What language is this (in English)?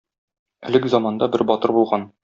Tatar